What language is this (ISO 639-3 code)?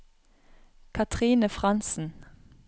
nor